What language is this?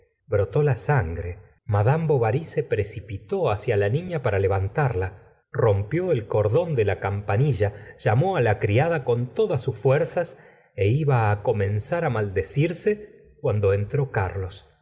Spanish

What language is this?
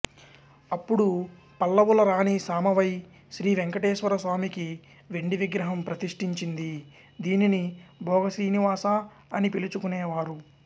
Telugu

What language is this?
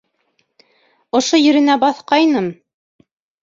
Bashkir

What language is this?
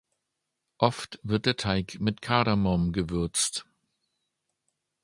German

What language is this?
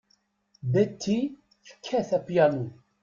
Kabyle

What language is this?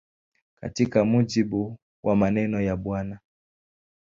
Swahili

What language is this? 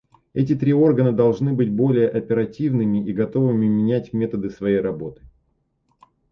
Russian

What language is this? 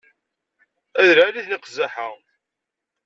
Kabyle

